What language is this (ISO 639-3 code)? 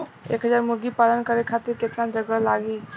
bho